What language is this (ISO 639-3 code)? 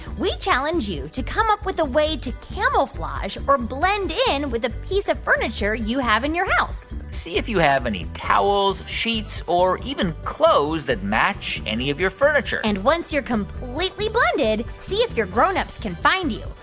eng